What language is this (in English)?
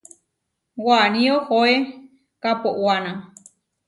Huarijio